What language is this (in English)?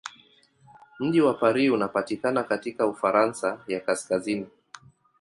Swahili